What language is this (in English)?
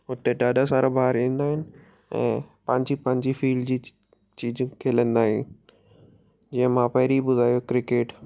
Sindhi